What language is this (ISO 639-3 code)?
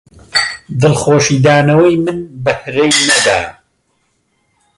ckb